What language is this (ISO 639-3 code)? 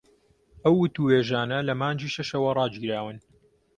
ckb